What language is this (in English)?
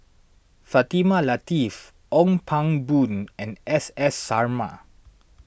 English